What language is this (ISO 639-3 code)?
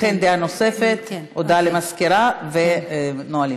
heb